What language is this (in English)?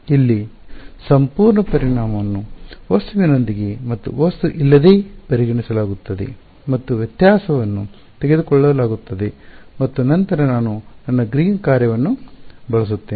Kannada